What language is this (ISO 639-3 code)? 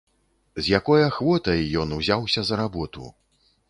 bel